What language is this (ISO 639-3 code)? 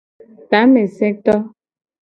gej